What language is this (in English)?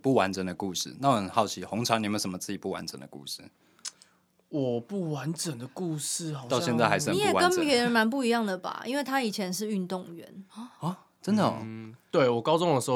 Chinese